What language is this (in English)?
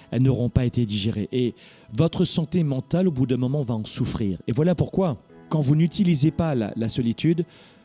French